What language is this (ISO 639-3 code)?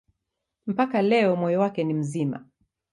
swa